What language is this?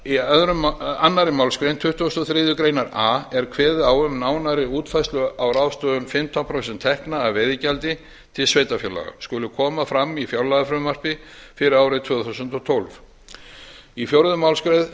Icelandic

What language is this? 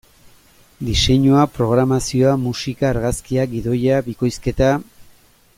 Basque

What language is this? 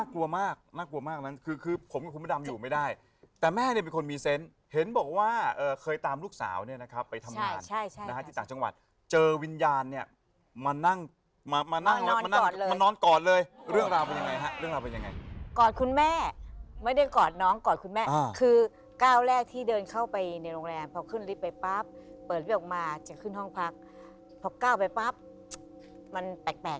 Thai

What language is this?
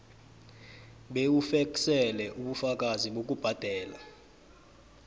South Ndebele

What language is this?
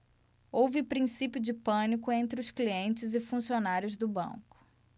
Portuguese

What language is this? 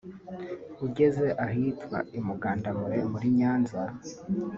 Kinyarwanda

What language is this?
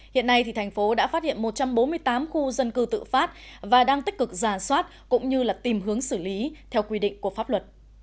Vietnamese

